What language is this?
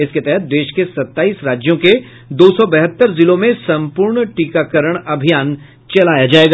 Hindi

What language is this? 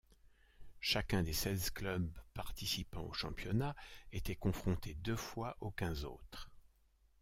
French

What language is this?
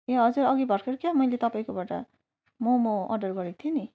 Nepali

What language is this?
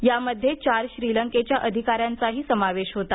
Marathi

